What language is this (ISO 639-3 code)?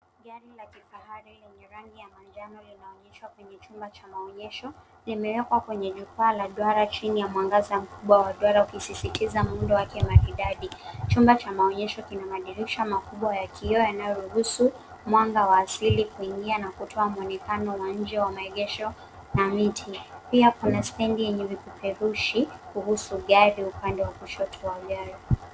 swa